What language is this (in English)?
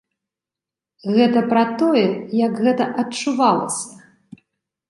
Belarusian